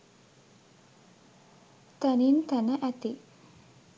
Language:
Sinhala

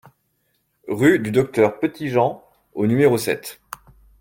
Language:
French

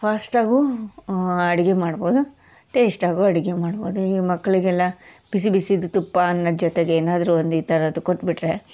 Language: Kannada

